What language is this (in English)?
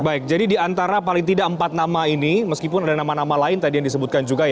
Indonesian